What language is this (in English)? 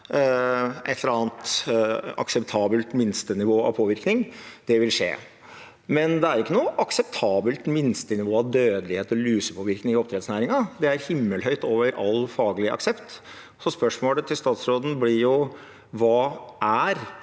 Norwegian